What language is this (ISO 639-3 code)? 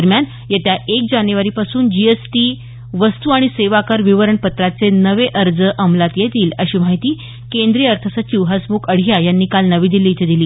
mar